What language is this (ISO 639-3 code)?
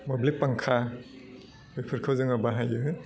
brx